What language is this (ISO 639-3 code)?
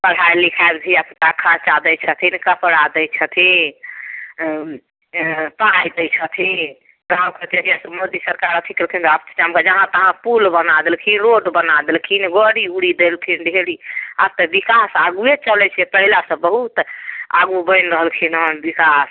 mai